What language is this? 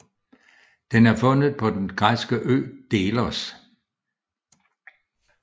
Danish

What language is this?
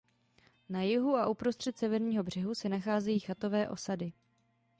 Czech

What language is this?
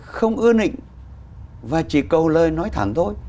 Vietnamese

